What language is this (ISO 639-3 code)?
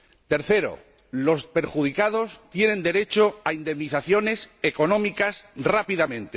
spa